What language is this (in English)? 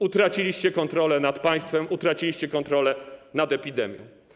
Polish